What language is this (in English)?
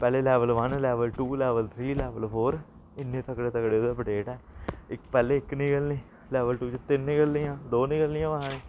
Dogri